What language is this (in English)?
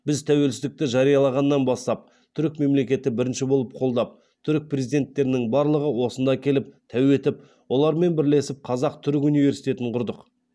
Kazakh